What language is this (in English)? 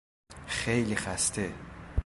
Persian